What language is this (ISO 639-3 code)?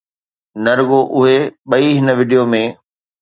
snd